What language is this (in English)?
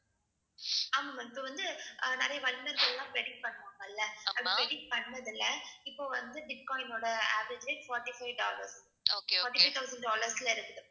Tamil